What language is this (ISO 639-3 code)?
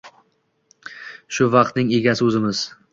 uzb